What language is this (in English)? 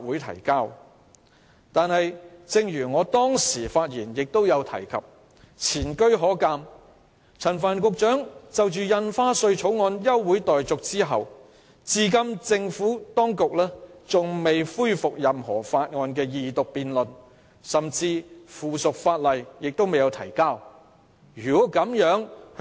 Cantonese